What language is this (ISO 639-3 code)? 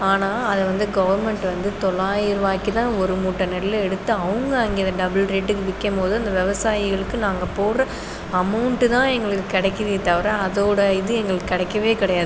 tam